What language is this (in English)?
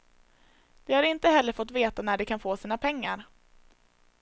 Swedish